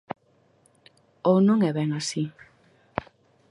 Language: Galician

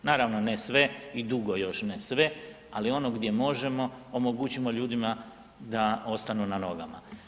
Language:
Croatian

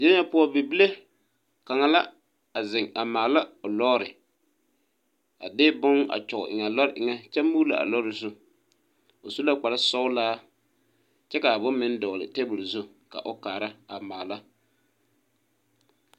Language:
Southern Dagaare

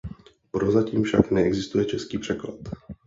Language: Czech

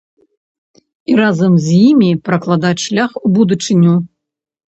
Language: Belarusian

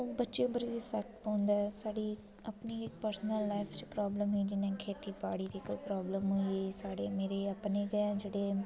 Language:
Dogri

